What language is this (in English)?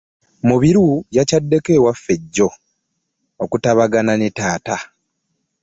Ganda